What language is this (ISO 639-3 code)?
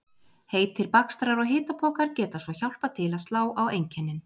isl